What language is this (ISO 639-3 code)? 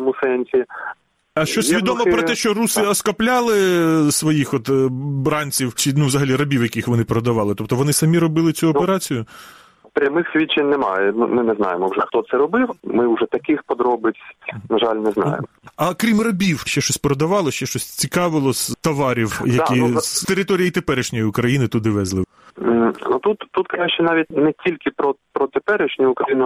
ukr